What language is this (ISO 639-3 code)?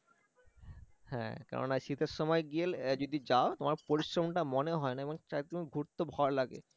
ben